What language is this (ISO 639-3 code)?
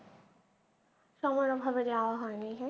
ben